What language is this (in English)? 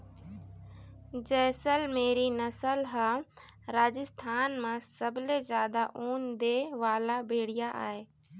Chhattisgarhi